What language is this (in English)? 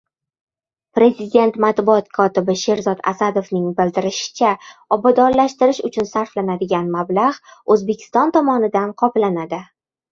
Uzbek